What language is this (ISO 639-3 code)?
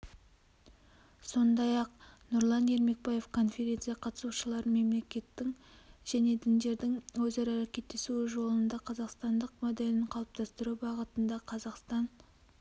kaz